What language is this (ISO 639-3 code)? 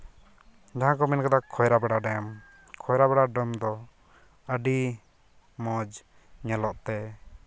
sat